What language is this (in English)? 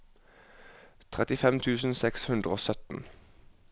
Norwegian